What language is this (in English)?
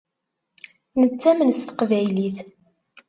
Kabyle